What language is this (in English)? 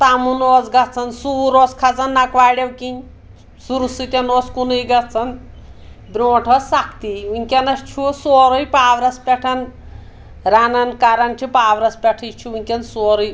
Kashmiri